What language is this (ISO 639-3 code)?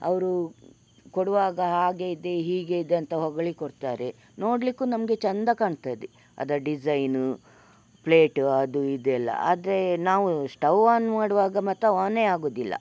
kan